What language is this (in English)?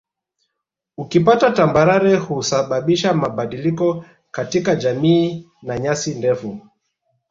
Swahili